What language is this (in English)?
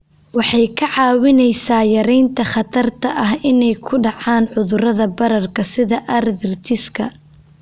Somali